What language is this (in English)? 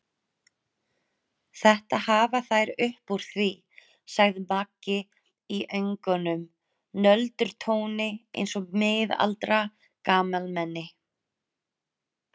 Icelandic